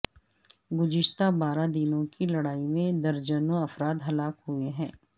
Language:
Urdu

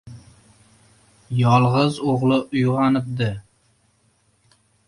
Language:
Uzbek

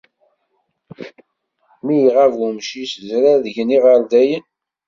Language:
Kabyle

